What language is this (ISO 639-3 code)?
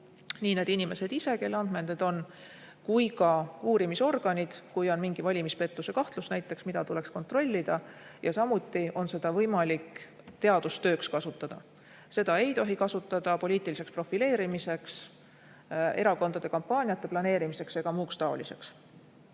est